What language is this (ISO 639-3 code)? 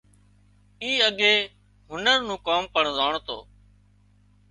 kxp